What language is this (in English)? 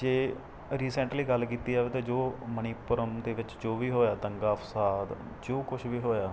Punjabi